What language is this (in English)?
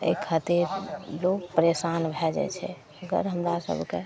Maithili